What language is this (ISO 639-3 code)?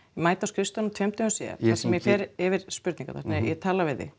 isl